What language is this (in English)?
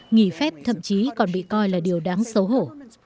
Vietnamese